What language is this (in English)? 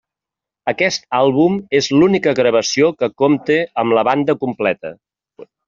Catalan